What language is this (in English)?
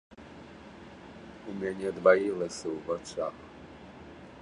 Belarusian